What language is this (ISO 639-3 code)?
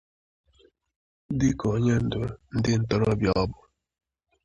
ibo